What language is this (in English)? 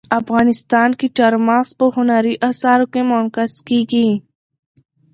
Pashto